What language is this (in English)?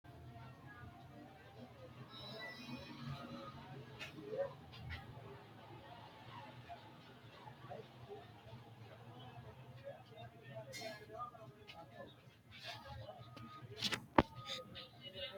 Sidamo